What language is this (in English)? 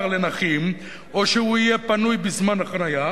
Hebrew